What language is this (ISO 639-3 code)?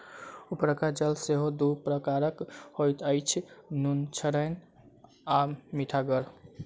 mai